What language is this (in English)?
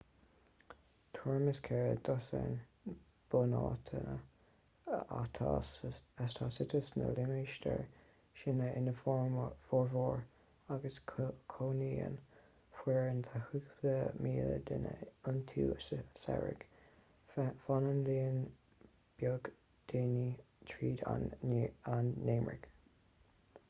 Irish